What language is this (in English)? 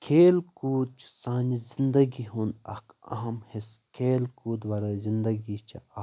Kashmiri